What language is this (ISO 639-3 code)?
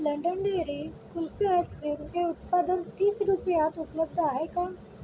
mar